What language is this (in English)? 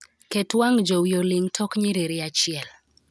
Luo (Kenya and Tanzania)